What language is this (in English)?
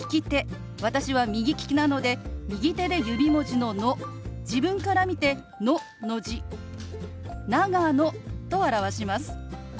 Japanese